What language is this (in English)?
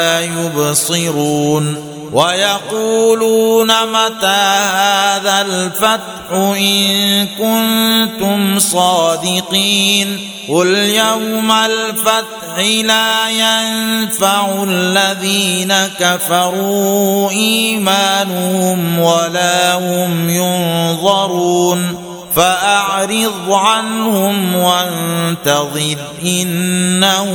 Arabic